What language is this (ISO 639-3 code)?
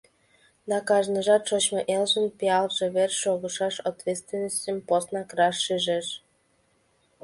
chm